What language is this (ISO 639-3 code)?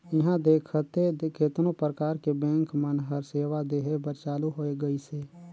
hne